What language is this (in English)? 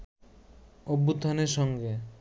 Bangla